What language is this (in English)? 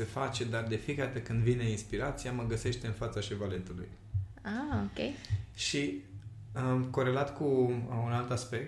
Romanian